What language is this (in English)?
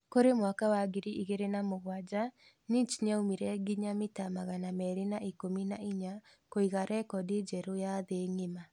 Kikuyu